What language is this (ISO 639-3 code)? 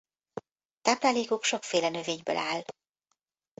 hun